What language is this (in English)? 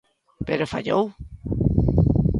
Galician